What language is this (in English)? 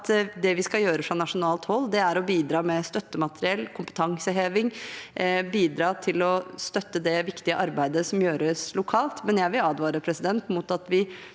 Norwegian